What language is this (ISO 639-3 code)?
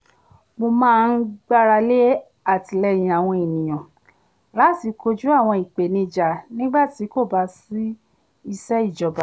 yor